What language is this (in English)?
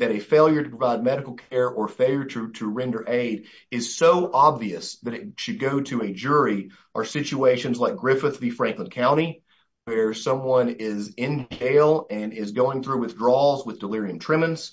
English